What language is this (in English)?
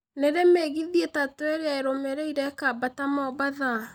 Kikuyu